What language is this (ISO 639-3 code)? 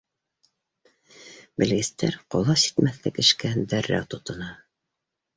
bak